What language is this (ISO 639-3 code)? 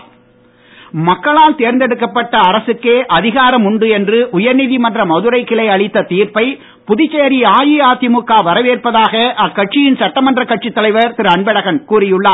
tam